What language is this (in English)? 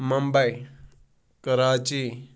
Kashmiri